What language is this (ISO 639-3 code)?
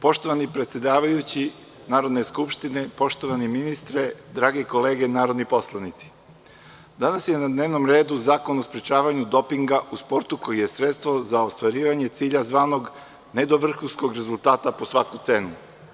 srp